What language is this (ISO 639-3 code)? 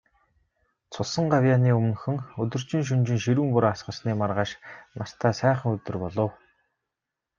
mon